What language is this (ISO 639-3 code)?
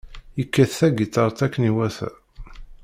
kab